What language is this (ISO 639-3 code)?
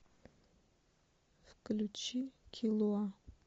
rus